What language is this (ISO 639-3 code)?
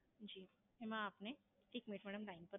guj